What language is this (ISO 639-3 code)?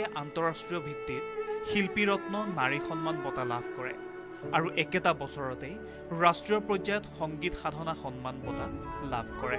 ben